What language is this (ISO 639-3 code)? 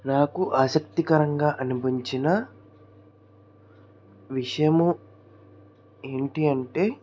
tel